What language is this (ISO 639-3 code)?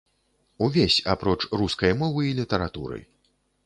bel